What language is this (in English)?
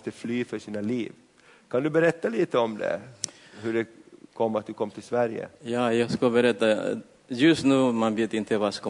Swedish